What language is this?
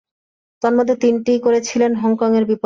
Bangla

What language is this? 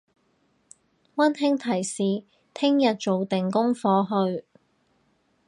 Cantonese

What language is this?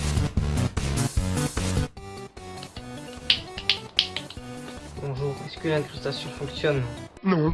French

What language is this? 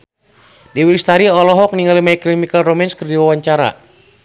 Sundanese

